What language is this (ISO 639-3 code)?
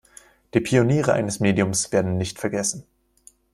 deu